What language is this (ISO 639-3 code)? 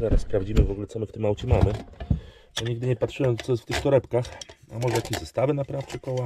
pol